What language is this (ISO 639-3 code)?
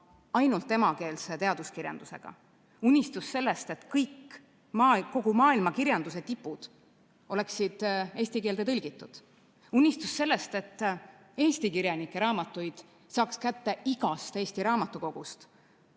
est